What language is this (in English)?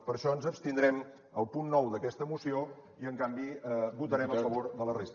Catalan